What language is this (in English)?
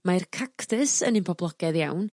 Welsh